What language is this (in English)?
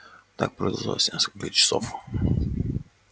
Russian